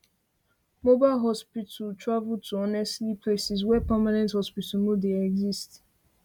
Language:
Nigerian Pidgin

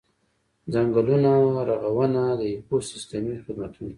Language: Pashto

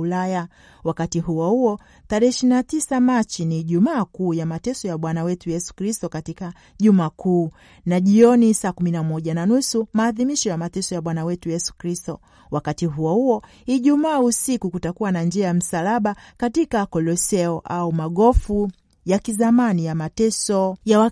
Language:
Swahili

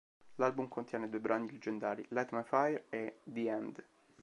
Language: Italian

